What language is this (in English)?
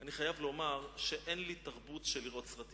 Hebrew